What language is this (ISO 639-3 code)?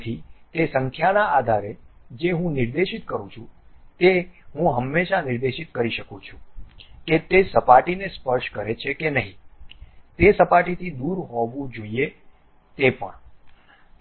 guj